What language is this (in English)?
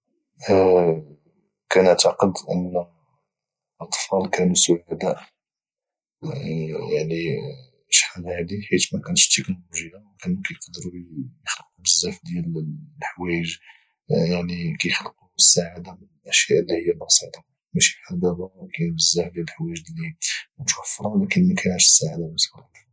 Moroccan Arabic